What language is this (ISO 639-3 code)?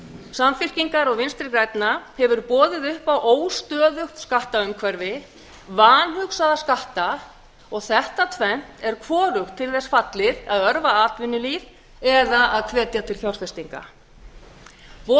isl